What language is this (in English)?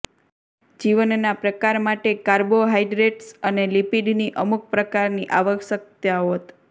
Gujarati